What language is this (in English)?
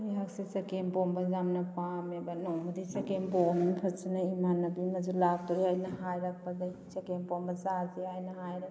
Manipuri